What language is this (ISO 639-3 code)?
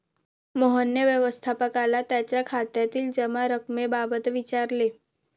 mar